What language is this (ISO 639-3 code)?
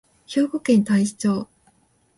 jpn